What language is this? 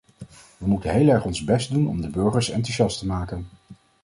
Dutch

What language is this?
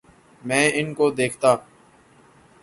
Urdu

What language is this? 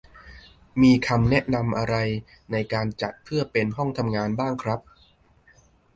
Thai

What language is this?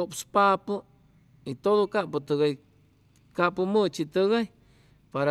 Chimalapa Zoque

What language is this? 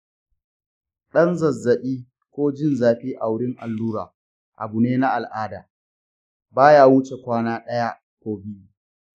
Hausa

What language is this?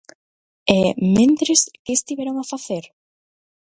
Galician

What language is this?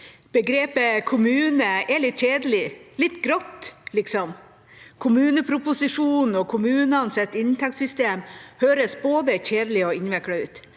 Norwegian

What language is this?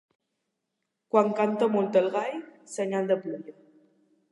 Catalan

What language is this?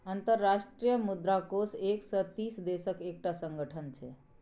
Maithili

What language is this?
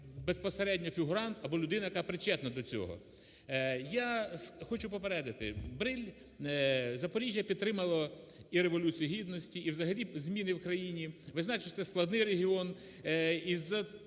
Ukrainian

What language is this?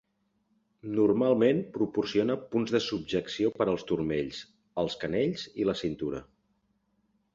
Catalan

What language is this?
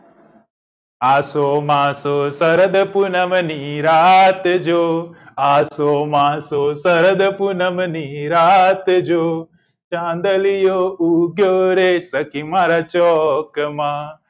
Gujarati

